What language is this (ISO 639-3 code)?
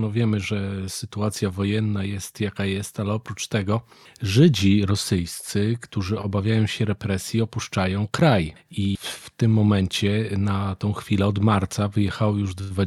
pol